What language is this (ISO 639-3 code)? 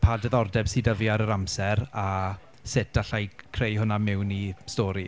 cym